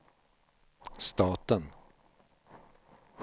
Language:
Swedish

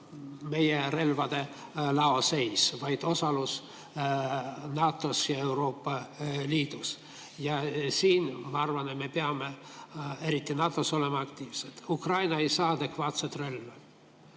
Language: Estonian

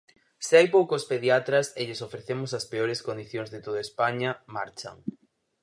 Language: Galician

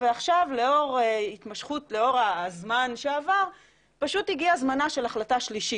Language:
Hebrew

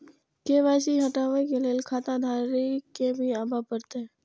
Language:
Maithili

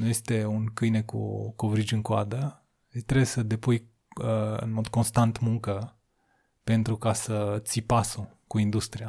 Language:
Romanian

